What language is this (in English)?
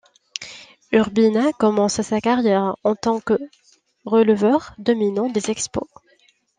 French